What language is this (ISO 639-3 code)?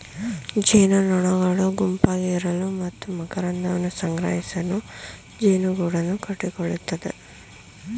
kan